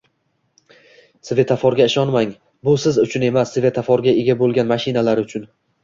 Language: Uzbek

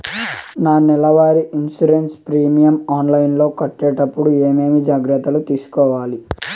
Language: Telugu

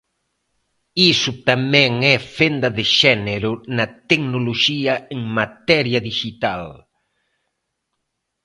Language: Galician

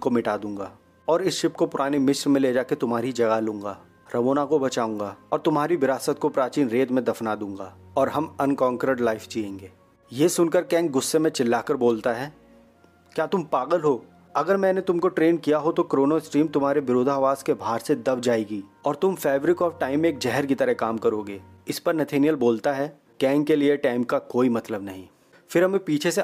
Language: Hindi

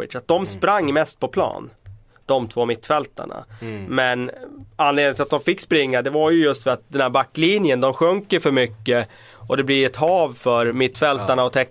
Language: Swedish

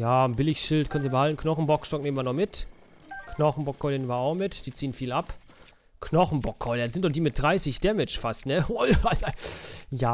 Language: German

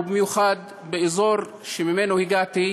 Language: Hebrew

